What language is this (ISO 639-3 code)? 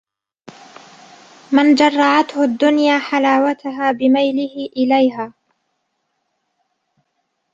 ara